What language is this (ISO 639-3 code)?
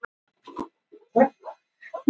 isl